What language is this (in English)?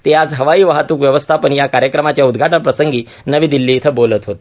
Marathi